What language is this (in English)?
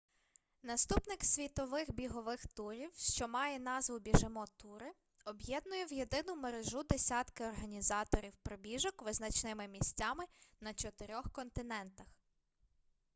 Ukrainian